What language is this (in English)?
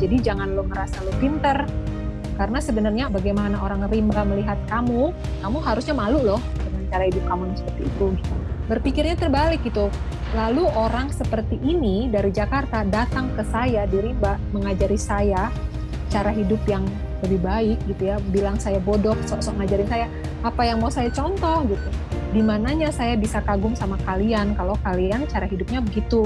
Indonesian